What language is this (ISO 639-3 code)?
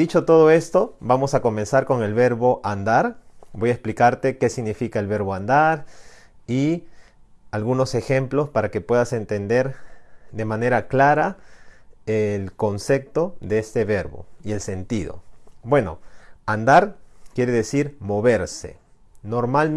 spa